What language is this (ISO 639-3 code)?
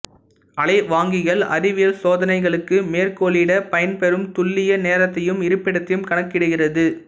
tam